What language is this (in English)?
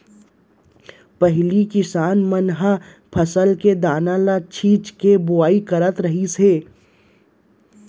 Chhattisgarhi